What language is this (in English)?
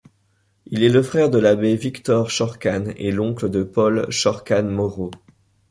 French